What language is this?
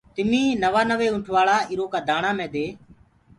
Gurgula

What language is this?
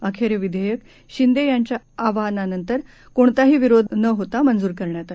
Marathi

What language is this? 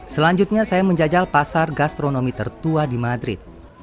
Indonesian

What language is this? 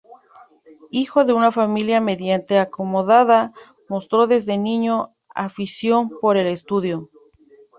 Spanish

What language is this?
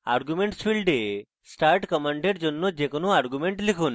Bangla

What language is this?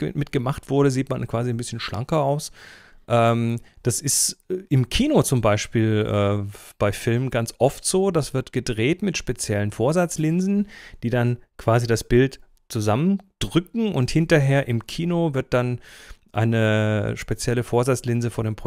German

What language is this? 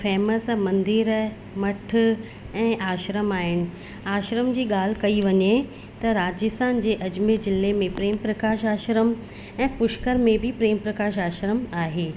Sindhi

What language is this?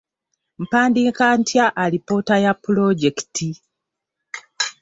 Ganda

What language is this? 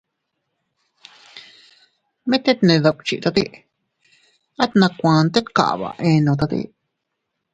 Teutila Cuicatec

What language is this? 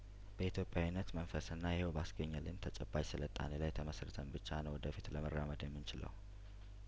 Amharic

